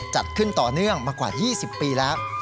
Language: Thai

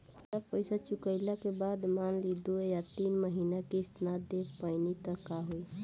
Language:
Bhojpuri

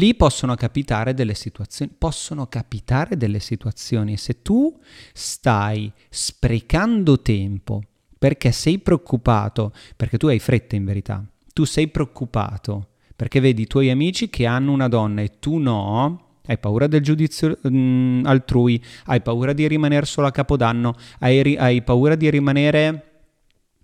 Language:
Italian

